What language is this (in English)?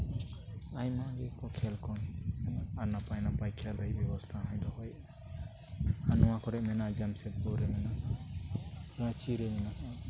Santali